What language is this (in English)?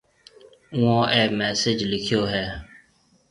Marwari (Pakistan)